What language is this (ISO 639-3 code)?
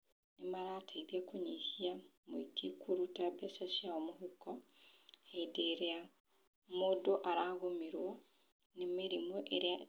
kik